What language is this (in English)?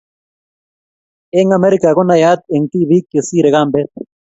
Kalenjin